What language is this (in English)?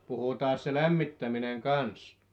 Finnish